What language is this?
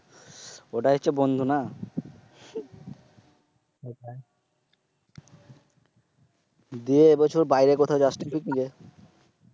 Bangla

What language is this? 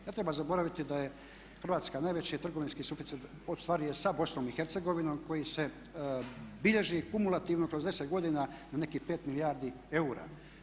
Croatian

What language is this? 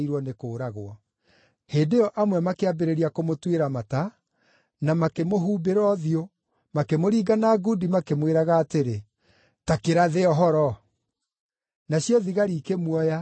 Kikuyu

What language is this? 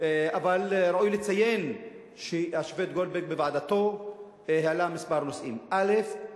Hebrew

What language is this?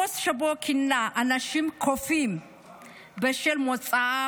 Hebrew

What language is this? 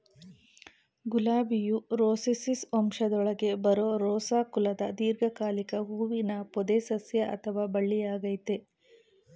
Kannada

